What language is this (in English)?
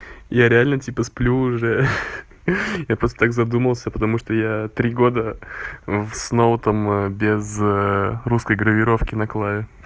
Russian